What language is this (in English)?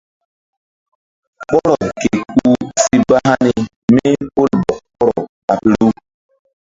Mbum